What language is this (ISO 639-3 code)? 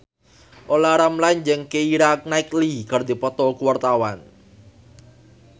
sun